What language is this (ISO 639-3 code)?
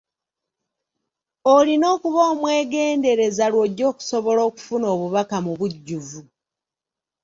lug